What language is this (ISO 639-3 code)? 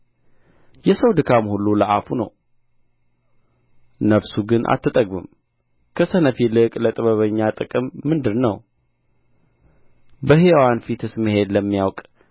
amh